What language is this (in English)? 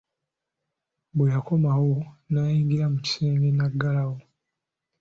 Ganda